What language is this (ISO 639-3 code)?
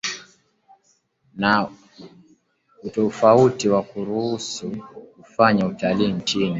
swa